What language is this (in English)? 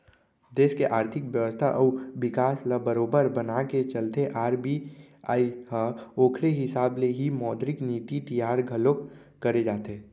Chhattisgarhi